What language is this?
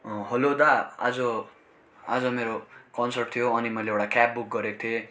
Nepali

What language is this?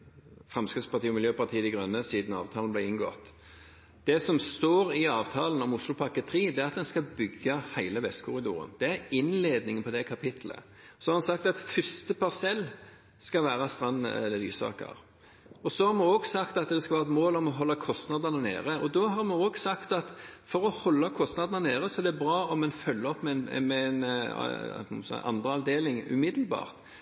Norwegian Bokmål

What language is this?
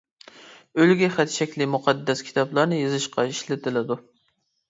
Uyghur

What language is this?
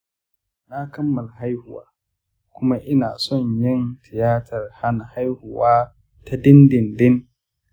Hausa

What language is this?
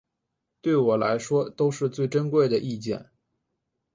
Chinese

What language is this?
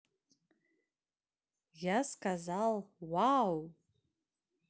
Russian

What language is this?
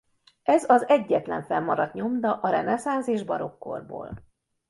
Hungarian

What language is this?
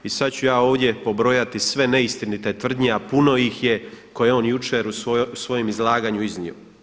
Croatian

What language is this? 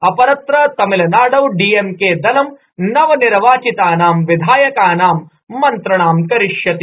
Sanskrit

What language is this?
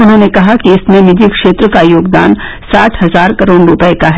Hindi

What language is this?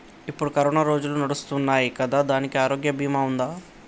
Telugu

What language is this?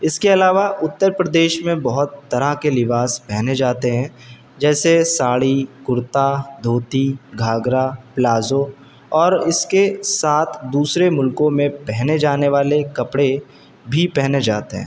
Urdu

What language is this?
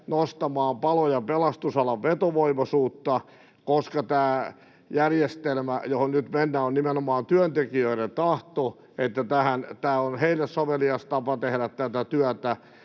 Finnish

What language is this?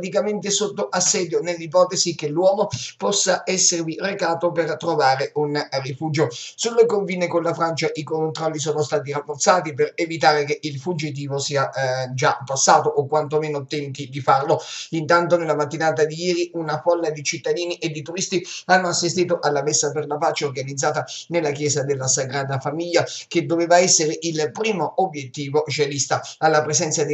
Italian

